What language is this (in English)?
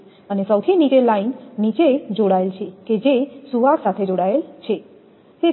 Gujarati